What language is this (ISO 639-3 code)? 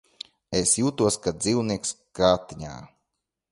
lav